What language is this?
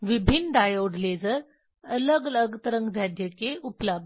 Hindi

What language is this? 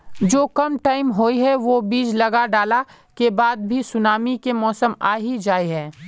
Magahi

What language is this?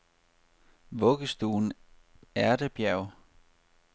Danish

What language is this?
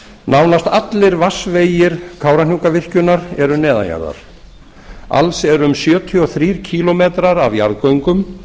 Icelandic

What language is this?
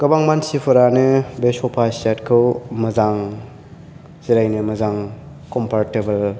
Bodo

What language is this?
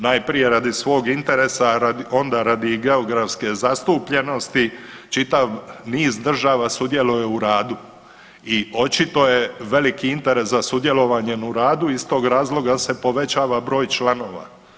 Croatian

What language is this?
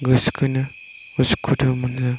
Bodo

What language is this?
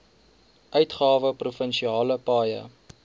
Afrikaans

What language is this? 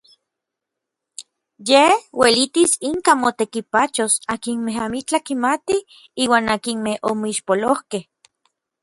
Orizaba Nahuatl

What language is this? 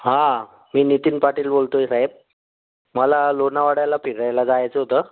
Marathi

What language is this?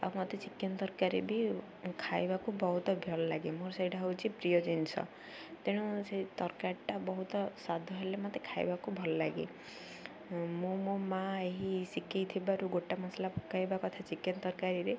Odia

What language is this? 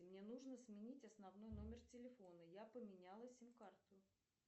Russian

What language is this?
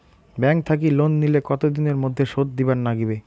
Bangla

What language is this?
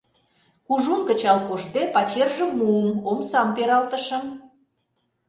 Mari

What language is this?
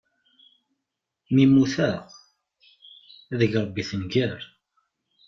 Kabyle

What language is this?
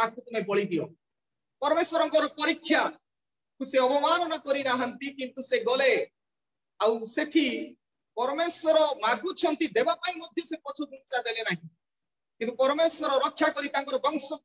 Indonesian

